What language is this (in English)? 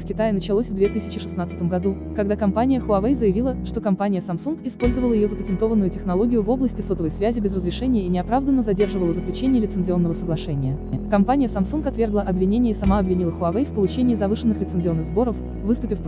Russian